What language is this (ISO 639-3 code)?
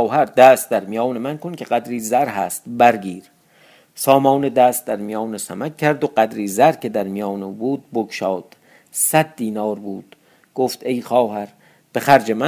fas